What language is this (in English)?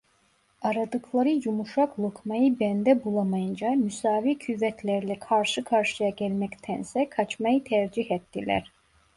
Turkish